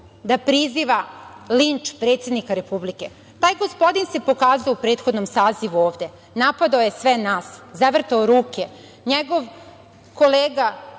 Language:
Serbian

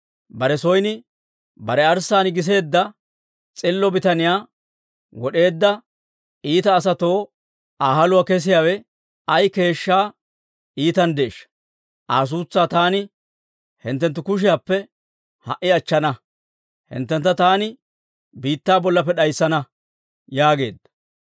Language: Dawro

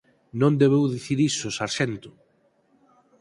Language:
Galician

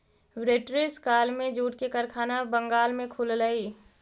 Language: Magahi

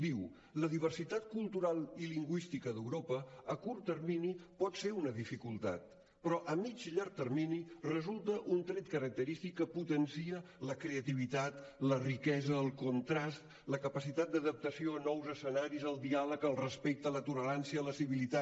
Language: Catalan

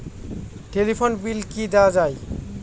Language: Bangla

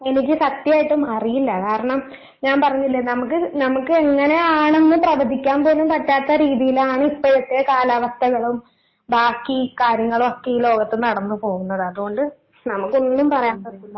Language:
Malayalam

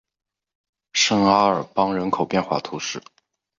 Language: Chinese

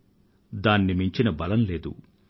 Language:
Telugu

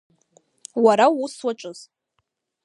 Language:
Abkhazian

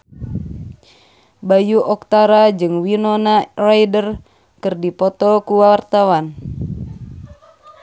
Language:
Sundanese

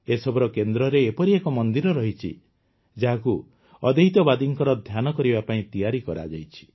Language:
Odia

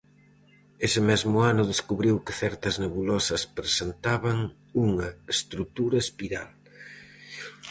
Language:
Galician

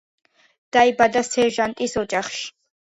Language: Georgian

